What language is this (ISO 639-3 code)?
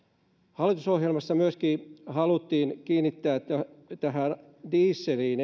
fin